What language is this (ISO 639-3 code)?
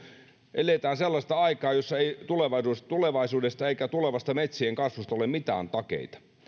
fin